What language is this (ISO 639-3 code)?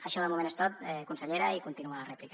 cat